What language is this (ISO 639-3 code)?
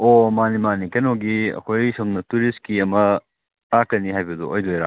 mni